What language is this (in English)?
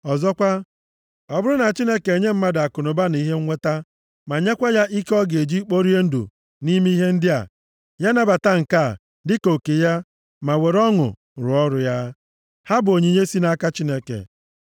Igbo